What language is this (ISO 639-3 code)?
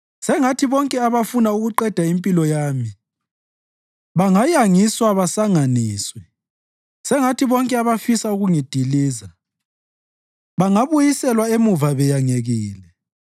nde